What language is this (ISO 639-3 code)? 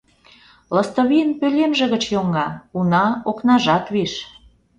chm